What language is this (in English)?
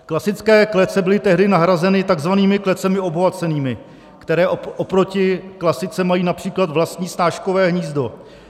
Czech